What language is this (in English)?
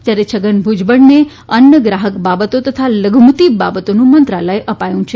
Gujarati